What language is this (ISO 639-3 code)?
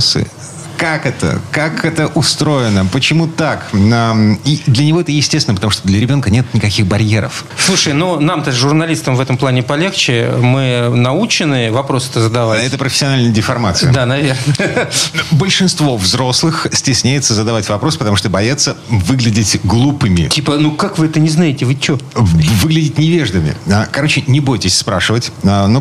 rus